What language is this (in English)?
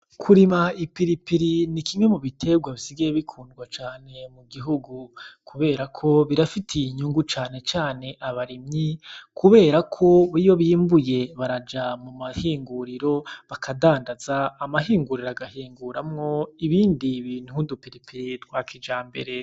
Rundi